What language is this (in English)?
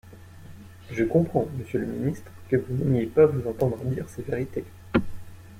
French